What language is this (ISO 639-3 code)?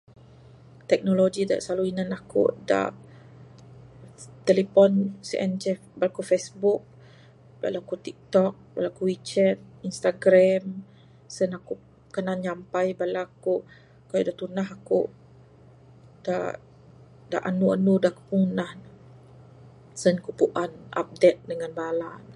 sdo